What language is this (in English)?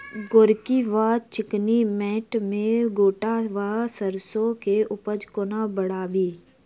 Maithili